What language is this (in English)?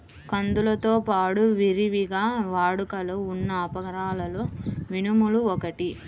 Telugu